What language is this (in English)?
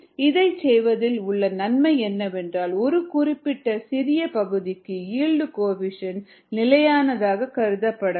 Tamil